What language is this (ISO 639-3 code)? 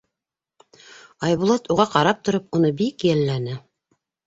bak